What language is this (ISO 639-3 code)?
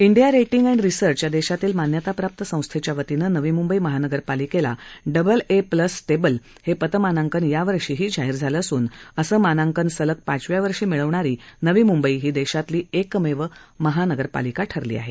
mar